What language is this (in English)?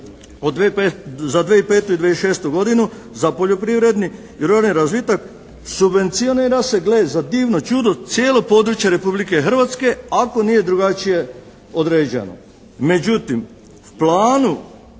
Croatian